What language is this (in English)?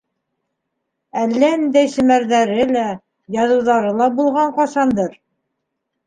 Bashkir